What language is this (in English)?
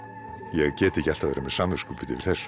Icelandic